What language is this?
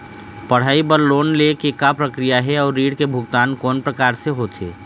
Chhattisgarhi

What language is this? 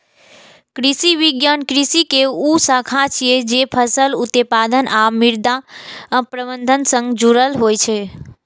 Maithili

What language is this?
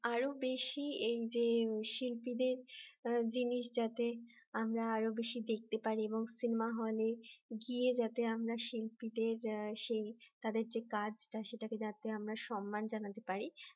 Bangla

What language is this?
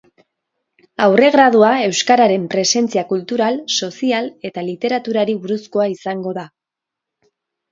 Basque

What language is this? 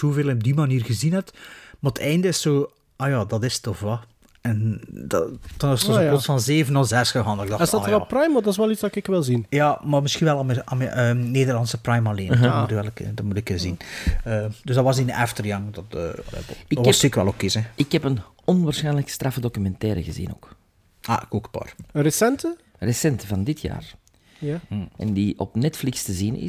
Dutch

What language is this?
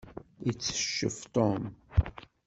Kabyle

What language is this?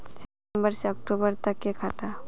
Magahi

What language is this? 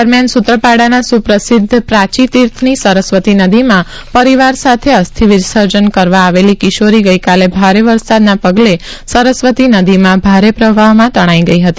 Gujarati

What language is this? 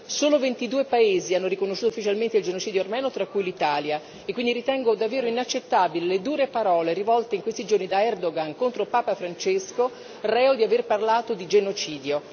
Italian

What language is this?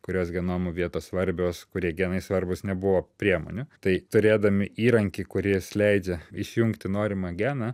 Lithuanian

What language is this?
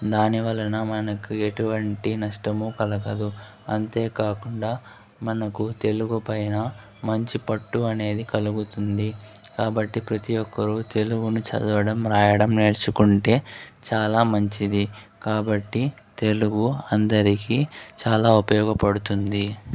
Telugu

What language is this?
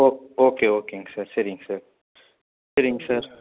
Tamil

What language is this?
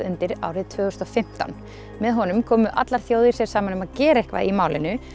Icelandic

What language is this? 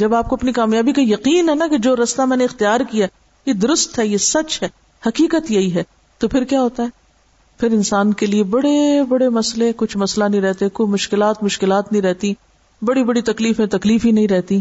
Urdu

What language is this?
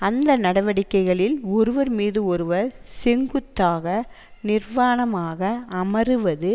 Tamil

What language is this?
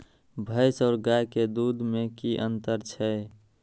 Maithili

